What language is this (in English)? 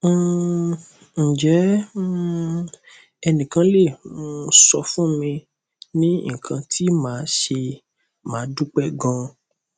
Yoruba